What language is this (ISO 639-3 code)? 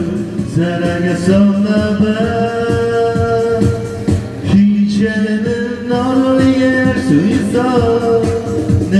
tur